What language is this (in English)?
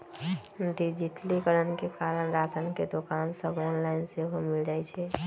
Magahi